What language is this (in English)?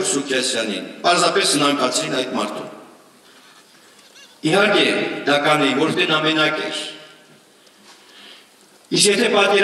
Romanian